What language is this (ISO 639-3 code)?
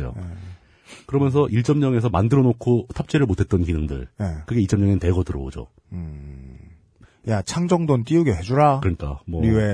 kor